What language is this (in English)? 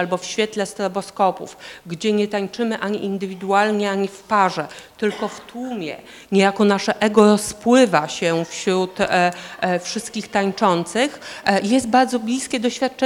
Polish